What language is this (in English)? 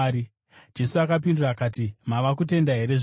Shona